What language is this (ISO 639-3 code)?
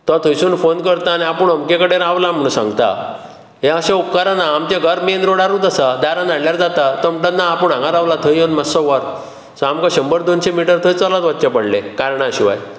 kok